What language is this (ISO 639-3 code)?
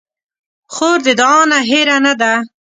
pus